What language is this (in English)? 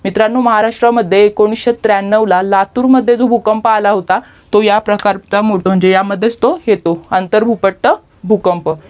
Marathi